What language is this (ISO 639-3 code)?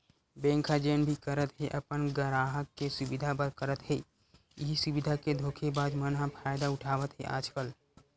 hne